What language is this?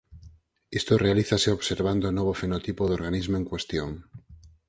Galician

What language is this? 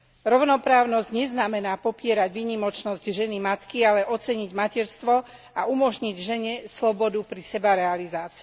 Slovak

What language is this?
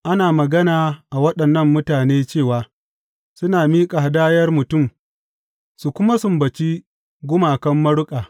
Hausa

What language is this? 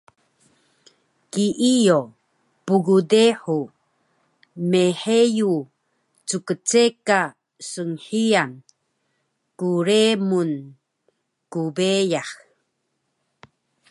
Taroko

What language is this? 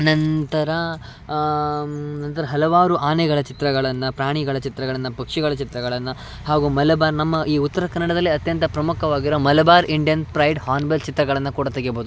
Kannada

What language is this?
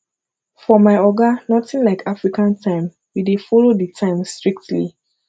Nigerian Pidgin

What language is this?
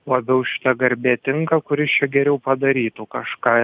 Lithuanian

